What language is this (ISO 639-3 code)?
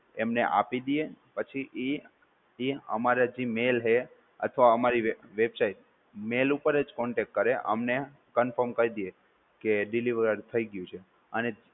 guj